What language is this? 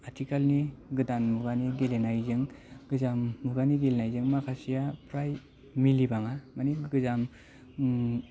Bodo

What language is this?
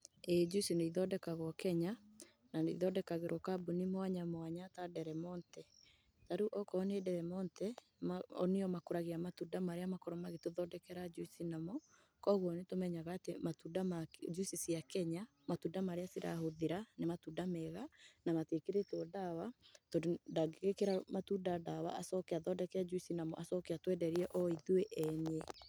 Kikuyu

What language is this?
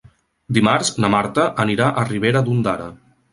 Catalan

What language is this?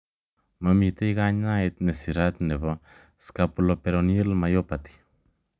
Kalenjin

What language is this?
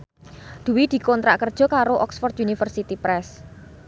Javanese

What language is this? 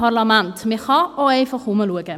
Swiss German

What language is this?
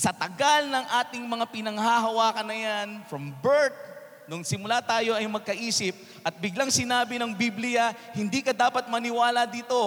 Filipino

